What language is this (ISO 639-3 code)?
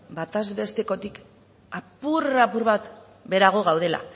eus